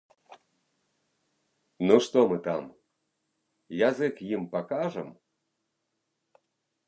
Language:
Belarusian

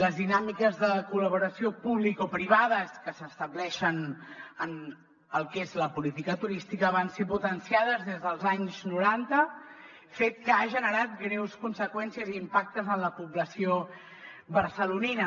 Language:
Catalan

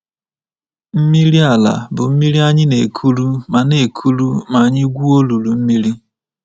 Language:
Igbo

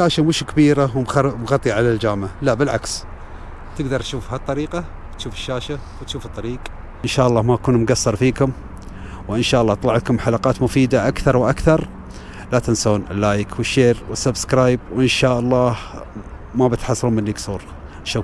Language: Arabic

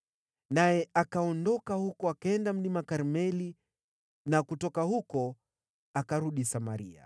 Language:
Swahili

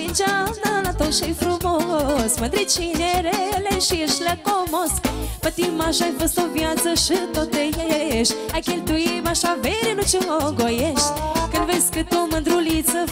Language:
Romanian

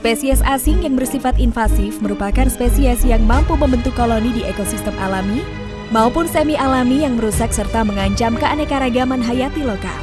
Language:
Indonesian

